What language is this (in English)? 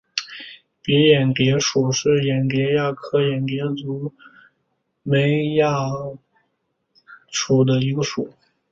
Chinese